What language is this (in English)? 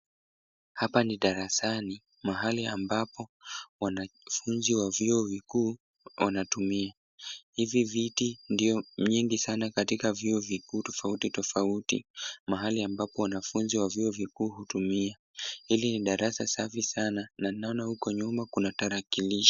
Swahili